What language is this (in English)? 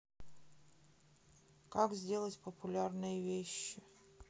Russian